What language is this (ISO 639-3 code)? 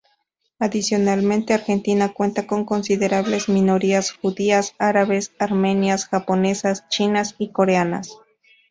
spa